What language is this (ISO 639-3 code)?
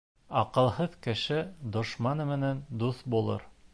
bak